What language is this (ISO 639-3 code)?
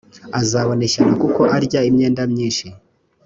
kin